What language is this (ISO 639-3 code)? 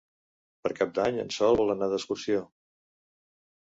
cat